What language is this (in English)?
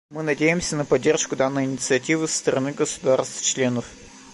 Russian